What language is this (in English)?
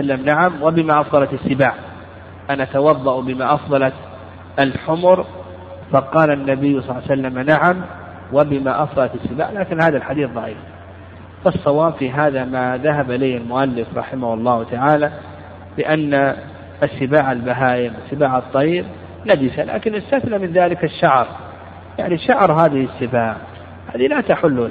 Arabic